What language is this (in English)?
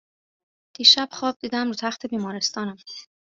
Persian